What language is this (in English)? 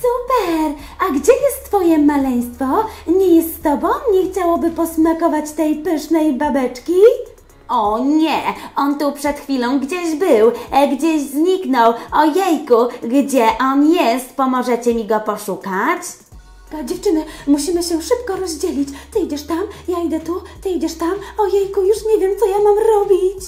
Polish